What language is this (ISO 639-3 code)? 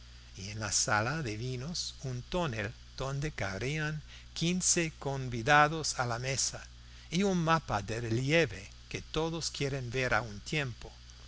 spa